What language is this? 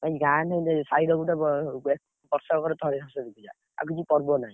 Odia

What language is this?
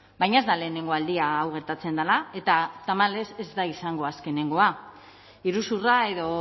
Basque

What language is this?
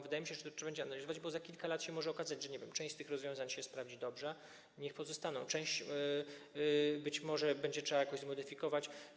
Polish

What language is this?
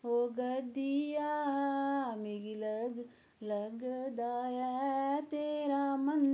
Dogri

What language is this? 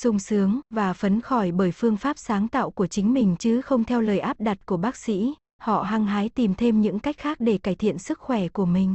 Vietnamese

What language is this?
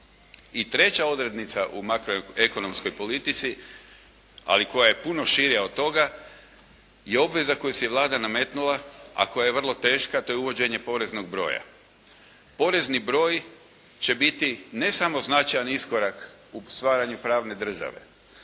Croatian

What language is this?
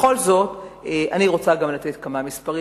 Hebrew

